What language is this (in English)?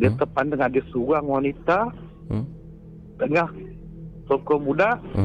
Malay